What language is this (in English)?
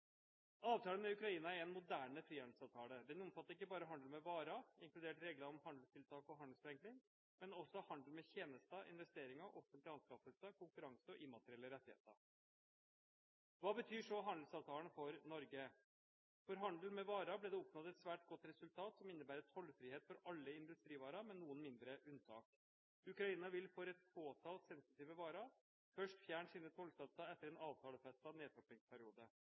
Norwegian Bokmål